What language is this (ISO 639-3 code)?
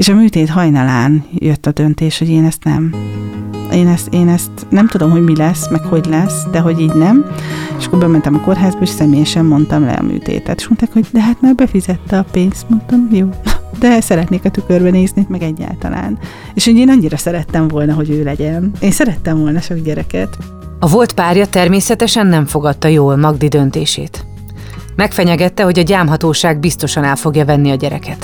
hun